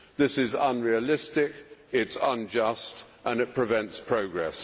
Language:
English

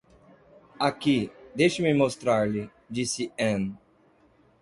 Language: Portuguese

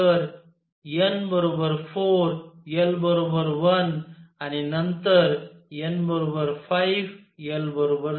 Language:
Marathi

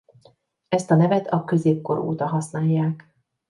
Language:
Hungarian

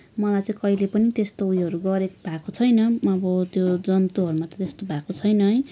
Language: Nepali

